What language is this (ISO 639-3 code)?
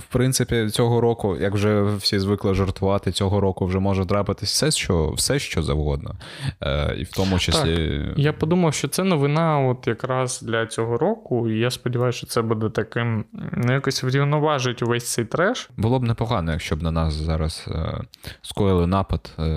ukr